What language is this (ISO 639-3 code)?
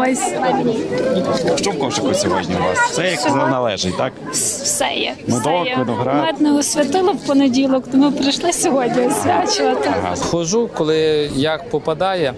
ukr